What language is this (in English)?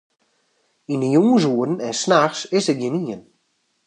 Western Frisian